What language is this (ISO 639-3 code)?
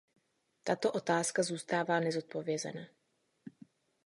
ces